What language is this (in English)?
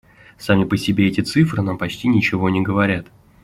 Russian